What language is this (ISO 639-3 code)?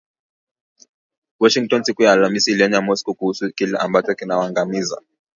swa